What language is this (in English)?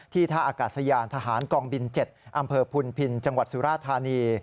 Thai